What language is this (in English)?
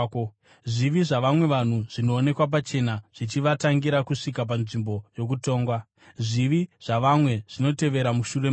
Shona